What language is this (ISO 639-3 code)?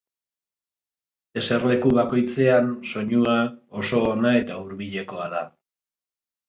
eus